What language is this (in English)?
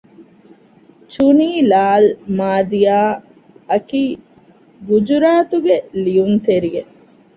Divehi